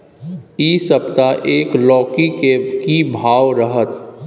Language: Maithili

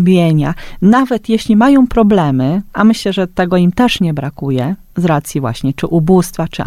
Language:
Polish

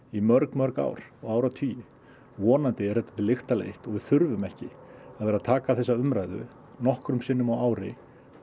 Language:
Icelandic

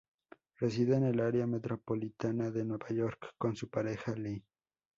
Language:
Spanish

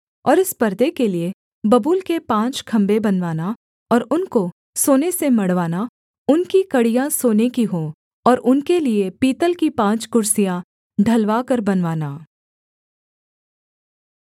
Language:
Hindi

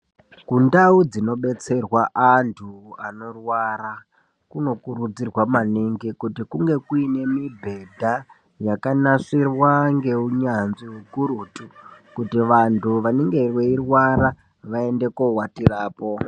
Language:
Ndau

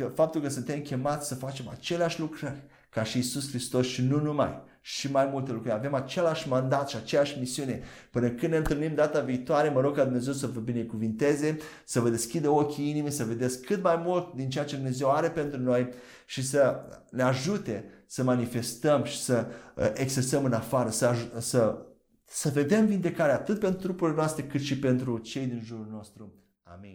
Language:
Romanian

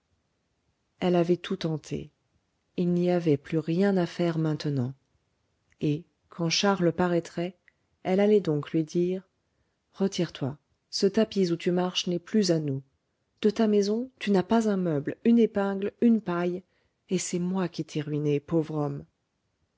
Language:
French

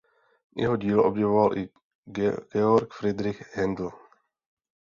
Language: Czech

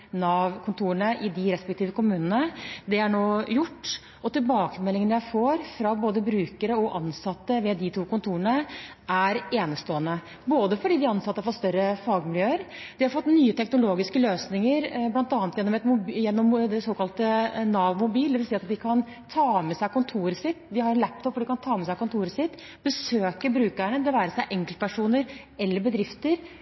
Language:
Norwegian Bokmål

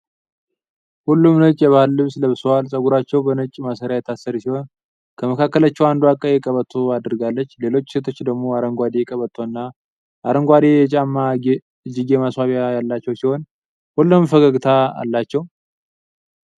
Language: Amharic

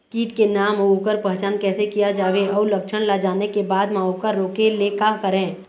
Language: Chhattisgarhi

